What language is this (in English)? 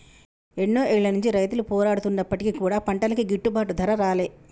Telugu